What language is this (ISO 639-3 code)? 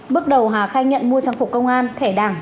vie